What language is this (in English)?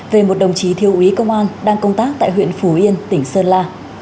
Vietnamese